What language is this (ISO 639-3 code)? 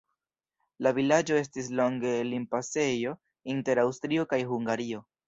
epo